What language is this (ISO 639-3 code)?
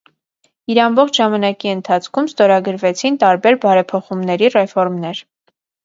hye